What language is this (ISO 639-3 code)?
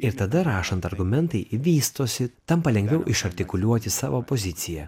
lit